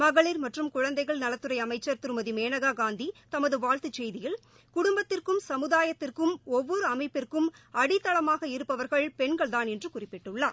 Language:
Tamil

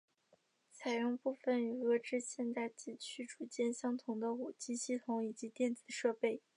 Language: Chinese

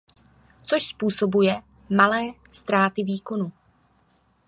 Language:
Czech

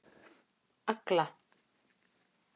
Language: Icelandic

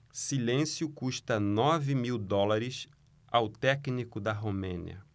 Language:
Portuguese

